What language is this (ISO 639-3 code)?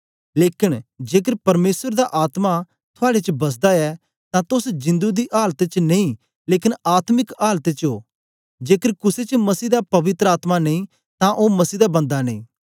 doi